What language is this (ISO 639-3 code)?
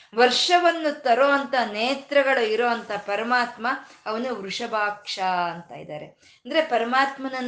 kan